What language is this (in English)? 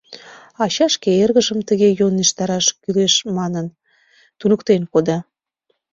Mari